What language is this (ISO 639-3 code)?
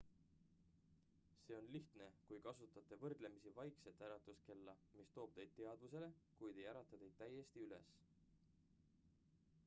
est